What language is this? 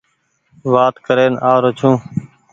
Goaria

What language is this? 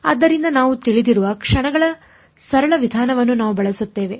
Kannada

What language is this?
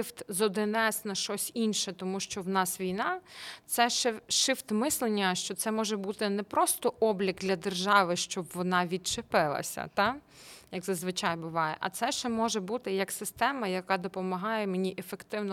Ukrainian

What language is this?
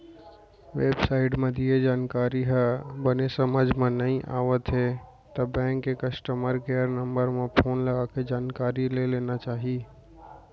Chhattisgarhi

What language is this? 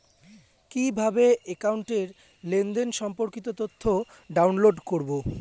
Bangla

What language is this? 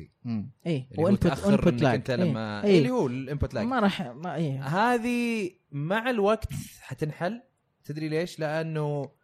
Arabic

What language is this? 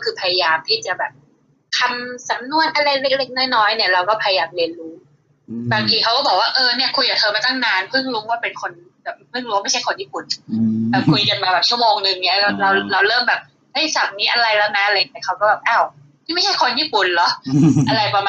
Thai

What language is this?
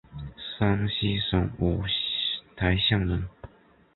Chinese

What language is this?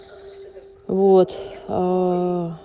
Russian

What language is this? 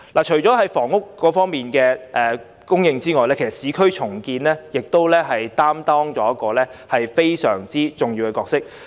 Cantonese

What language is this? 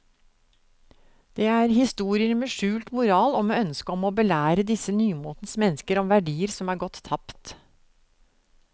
Norwegian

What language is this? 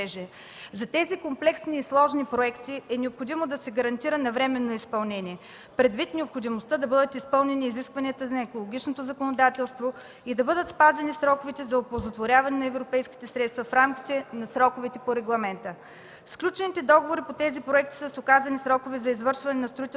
Bulgarian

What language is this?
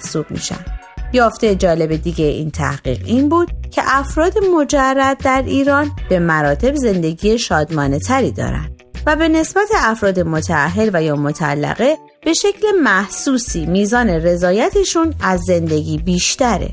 Persian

